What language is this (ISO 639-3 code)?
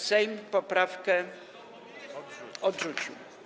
pol